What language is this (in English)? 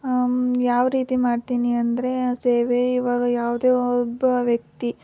Kannada